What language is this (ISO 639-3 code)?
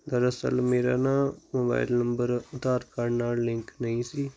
pan